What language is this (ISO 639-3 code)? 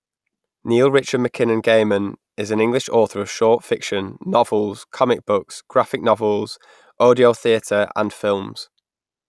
eng